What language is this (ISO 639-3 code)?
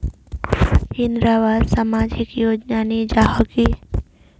mag